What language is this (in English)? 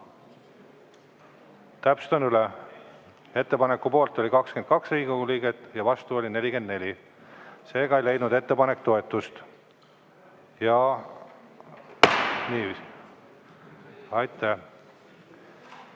Estonian